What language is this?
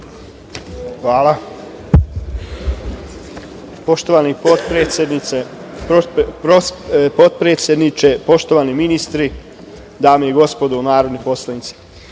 Serbian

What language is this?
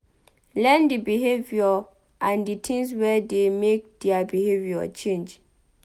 Nigerian Pidgin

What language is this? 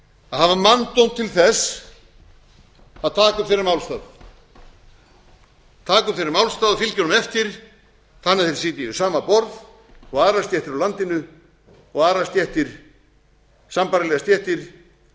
Icelandic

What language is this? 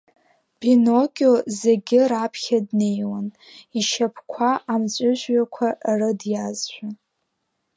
Abkhazian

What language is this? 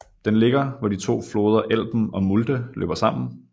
Danish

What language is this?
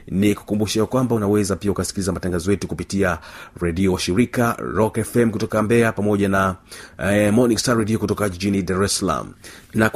Swahili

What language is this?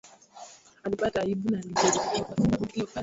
Swahili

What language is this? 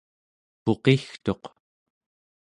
Central Yupik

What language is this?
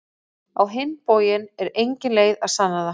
Icelandic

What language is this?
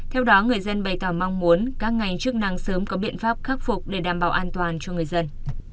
Vietnamese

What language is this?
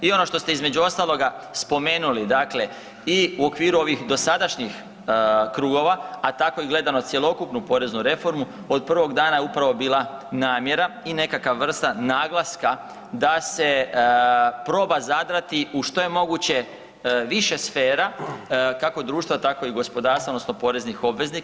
Croatian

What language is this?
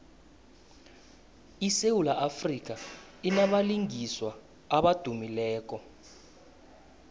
South Ndebele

